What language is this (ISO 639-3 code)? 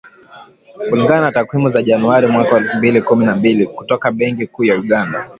swa